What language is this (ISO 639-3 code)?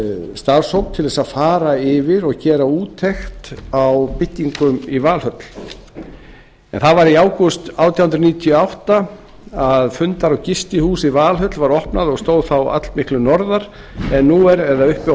isl